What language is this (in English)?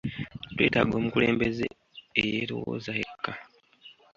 Ganda